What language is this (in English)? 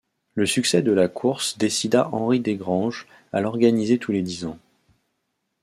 French